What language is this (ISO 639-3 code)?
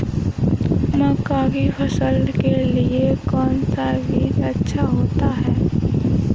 hin